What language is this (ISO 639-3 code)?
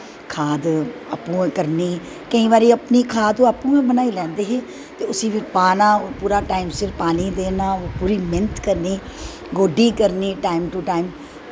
doi